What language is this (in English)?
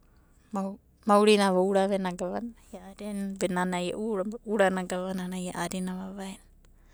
Abadi